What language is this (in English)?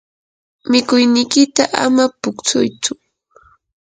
Yanahuanca Pasco Quechua